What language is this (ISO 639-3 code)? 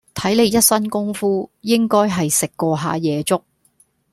yue